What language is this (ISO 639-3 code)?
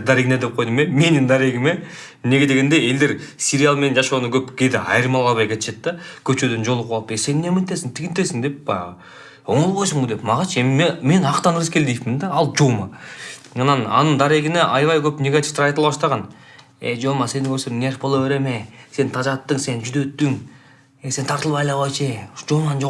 tur